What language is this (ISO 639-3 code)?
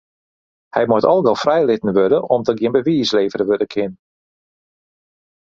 fry